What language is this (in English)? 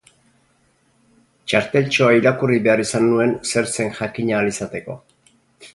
Basque